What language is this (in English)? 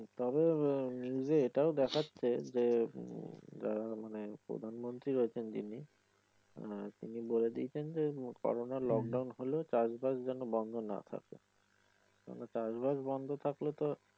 Bangla